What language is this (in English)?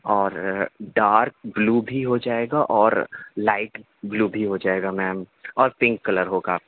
Urdu